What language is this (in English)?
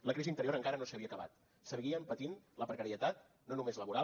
Catalan